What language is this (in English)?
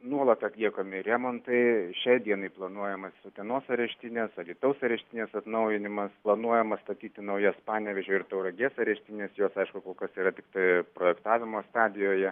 Lithuanian